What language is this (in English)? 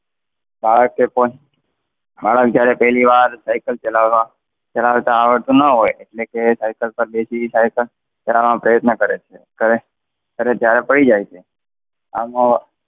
Gujarati